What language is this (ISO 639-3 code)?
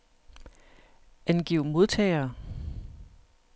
dan